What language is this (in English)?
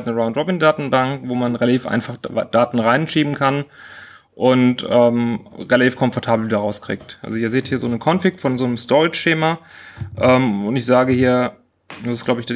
German